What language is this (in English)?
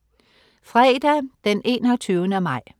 Danish